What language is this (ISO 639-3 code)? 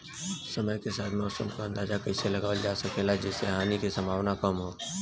bho